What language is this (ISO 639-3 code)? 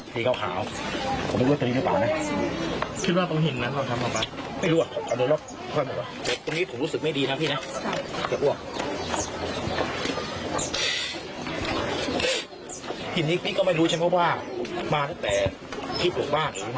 tha